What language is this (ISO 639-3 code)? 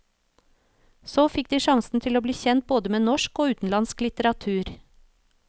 nor